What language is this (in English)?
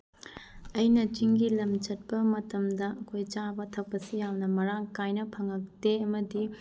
Manipuri